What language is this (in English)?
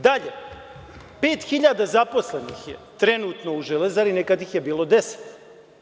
Serbian